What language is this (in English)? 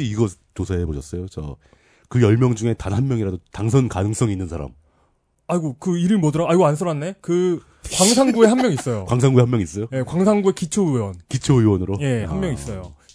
Korean